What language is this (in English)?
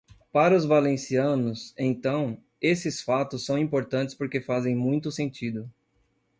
Portuguese